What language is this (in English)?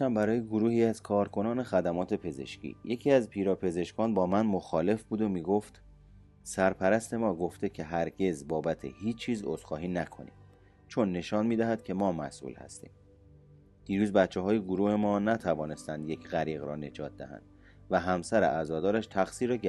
Persian